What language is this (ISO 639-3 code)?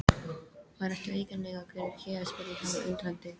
isl